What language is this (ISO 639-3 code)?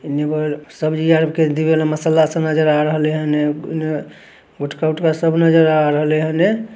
mag